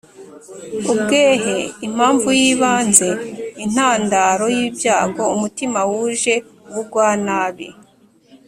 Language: Kinyarwanda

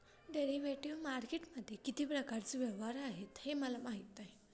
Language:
Marathi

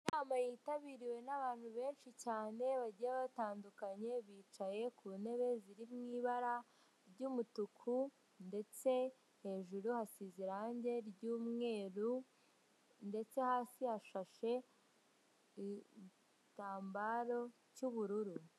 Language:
Kinyarwanda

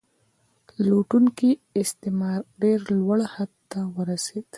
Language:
Pashto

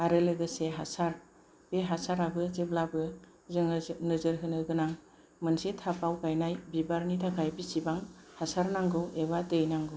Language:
Bodo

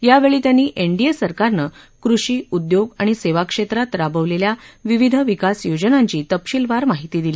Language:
Marathi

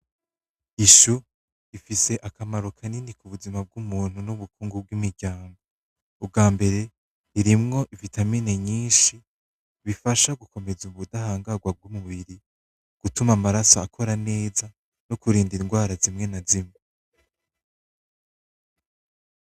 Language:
Rundi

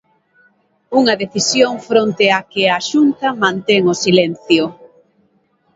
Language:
Galician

